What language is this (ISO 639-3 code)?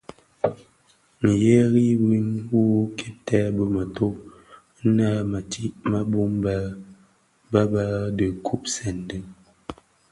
ksf